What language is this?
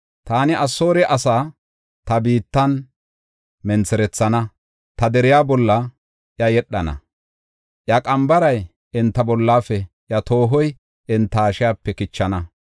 Gofa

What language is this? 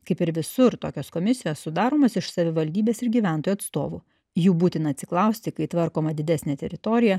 Lithuanian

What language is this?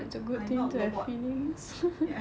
English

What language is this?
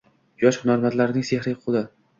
Uzbek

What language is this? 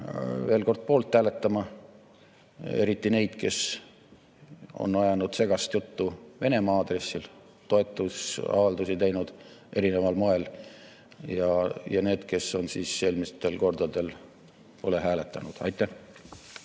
Estonian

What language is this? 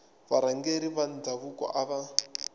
Tsonga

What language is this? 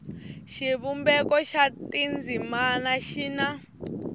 Tsonga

